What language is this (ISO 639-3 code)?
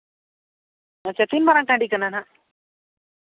sat